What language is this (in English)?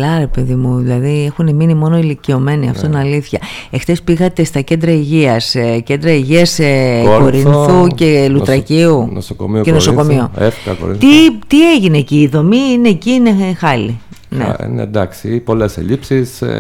Greek